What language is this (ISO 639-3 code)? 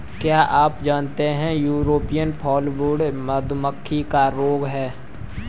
hin